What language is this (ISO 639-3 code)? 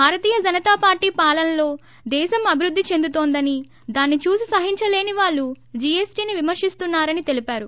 tel